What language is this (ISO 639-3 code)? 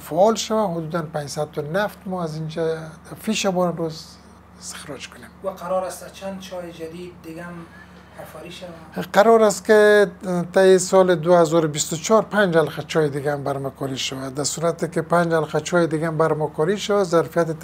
fas